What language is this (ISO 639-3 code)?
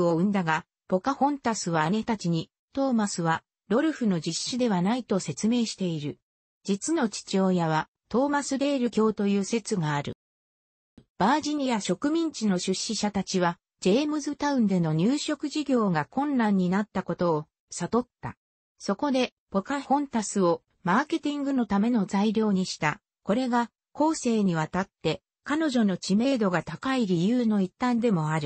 jpn